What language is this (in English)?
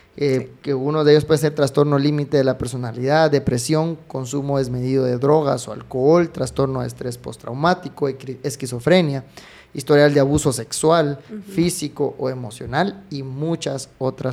Spanish